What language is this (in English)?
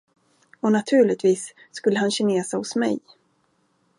Swedish